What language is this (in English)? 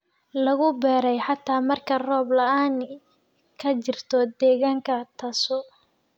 Somali